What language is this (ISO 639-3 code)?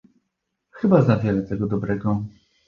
pol